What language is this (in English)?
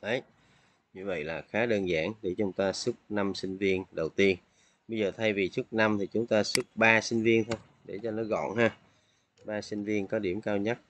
Vietnamese